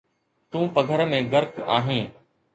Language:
Sindhi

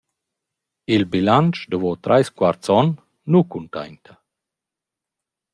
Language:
Romansh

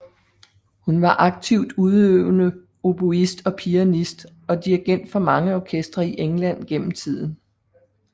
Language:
Danish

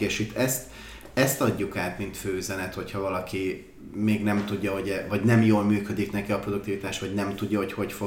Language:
Hungarian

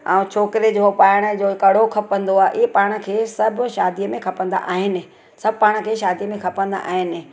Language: Sindhi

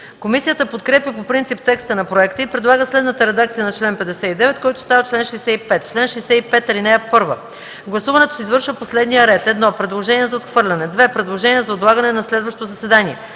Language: Bulgarian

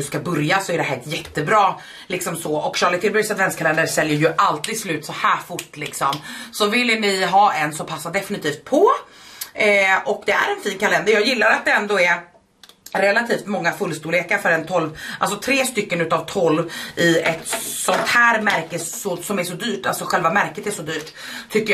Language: Swedish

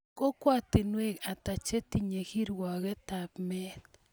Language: Kalenjin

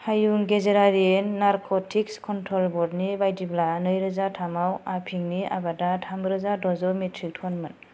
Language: Bodo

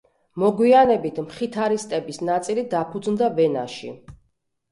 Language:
Georgian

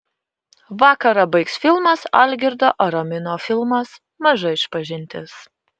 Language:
Lithuanian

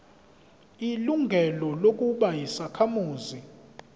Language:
Zulu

